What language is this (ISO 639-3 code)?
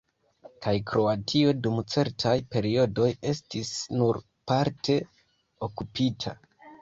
epo